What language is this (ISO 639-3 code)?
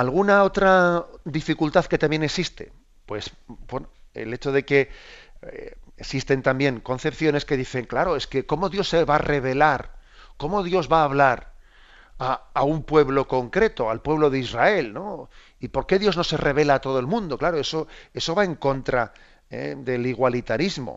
spa